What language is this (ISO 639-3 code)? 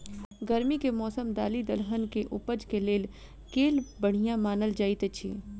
mai